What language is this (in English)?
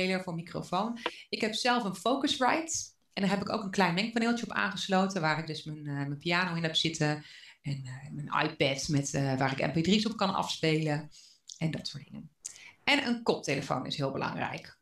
Dutch